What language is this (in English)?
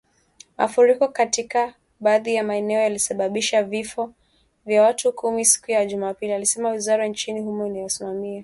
Swahili